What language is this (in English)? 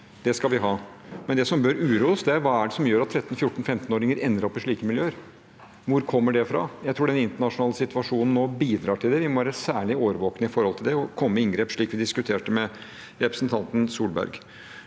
Norwegian